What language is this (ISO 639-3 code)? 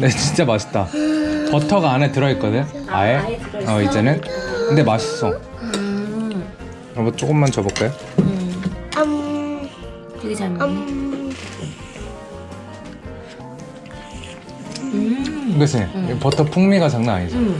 kor